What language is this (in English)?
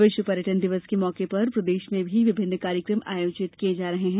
Hindi